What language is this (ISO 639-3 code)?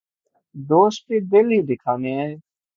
urd